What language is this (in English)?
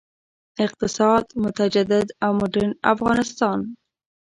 Pashto